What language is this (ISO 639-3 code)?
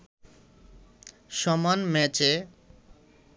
ben